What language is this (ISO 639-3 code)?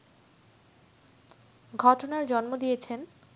ben